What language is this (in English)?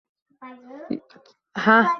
Uzbek